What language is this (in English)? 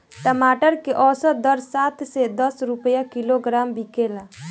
Bhojpuri